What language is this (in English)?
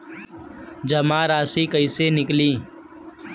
Bhojpuri